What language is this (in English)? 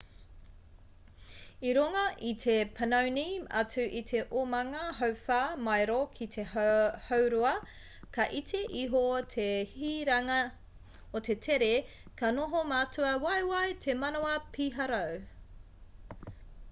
Māori